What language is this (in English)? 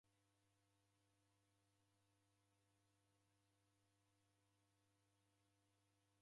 Taita